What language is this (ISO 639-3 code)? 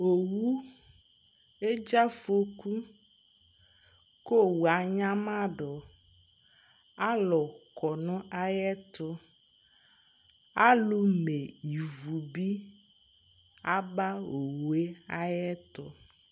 kpo